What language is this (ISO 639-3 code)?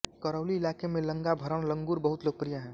hin